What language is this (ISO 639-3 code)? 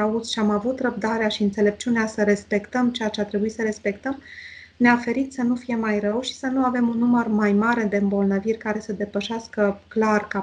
ron